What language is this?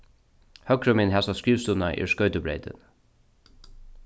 Faroese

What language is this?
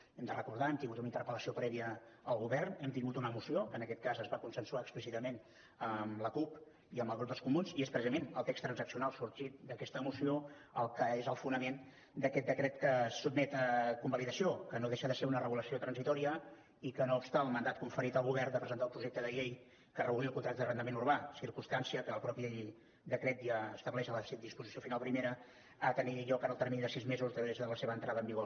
Catalan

